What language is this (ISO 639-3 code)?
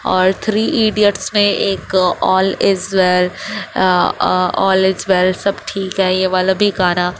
urd